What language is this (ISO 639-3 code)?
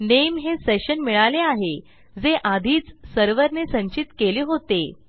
mar